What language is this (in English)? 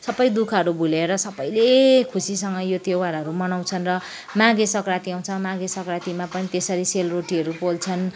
Nepali